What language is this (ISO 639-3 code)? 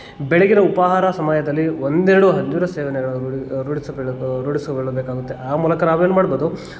kan